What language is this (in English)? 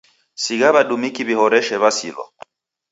Taita